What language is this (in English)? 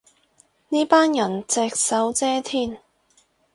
Cantonese